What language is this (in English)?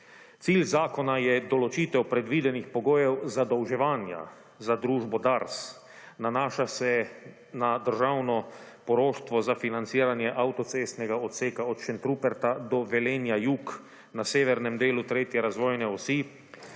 Slovenian